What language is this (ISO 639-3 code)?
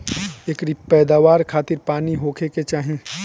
bho